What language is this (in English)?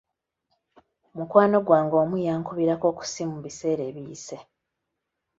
Ganda